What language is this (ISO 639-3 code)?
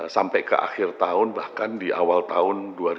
ind